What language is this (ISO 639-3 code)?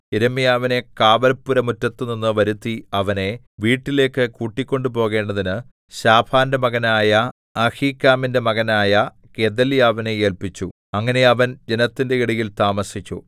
mal